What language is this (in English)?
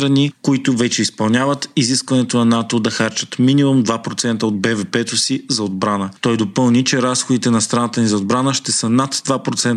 Bulgarian